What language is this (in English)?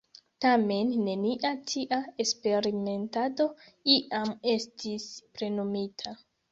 Esperanto